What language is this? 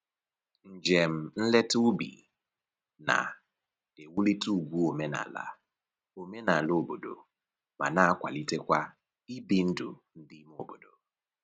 Igbo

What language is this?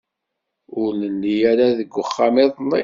Kabyle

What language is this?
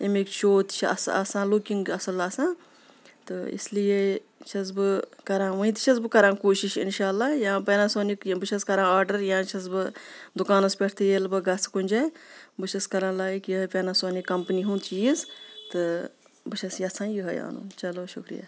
Kashmiri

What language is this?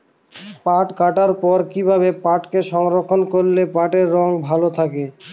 Bangla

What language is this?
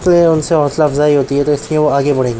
Urdu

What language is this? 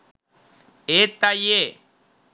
Sinhala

